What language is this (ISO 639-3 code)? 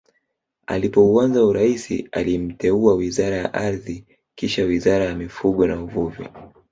swa